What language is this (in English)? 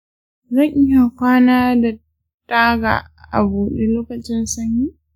Hausa